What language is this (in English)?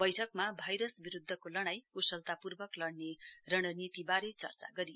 Nepali